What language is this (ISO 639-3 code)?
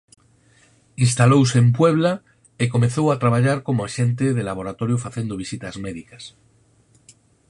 glg